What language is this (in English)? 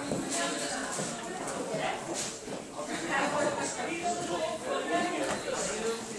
Dutch